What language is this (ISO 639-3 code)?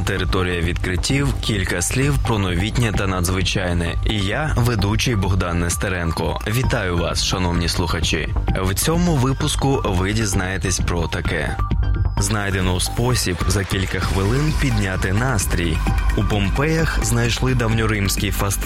ukr